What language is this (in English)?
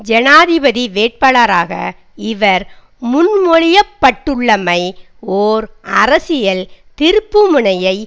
Tamil